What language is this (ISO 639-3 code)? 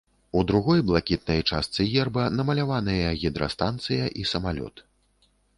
bel